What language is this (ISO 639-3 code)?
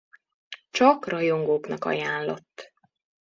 hun